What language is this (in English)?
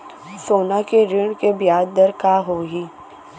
Chhattisgarhi